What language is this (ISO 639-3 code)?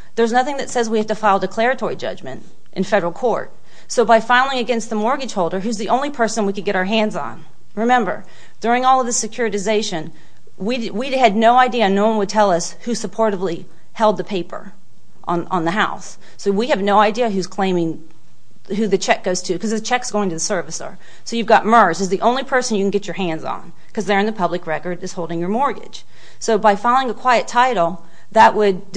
eng